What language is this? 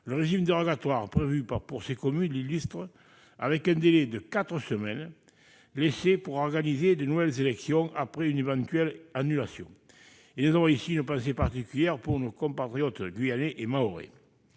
French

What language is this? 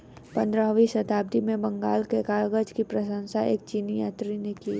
Hindi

